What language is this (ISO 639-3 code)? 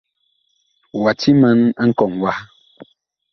bkh